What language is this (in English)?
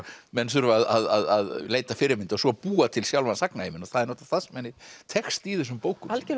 Icelandic